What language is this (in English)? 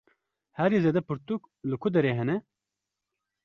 Kurdish